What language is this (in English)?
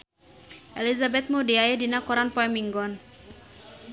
Sundanese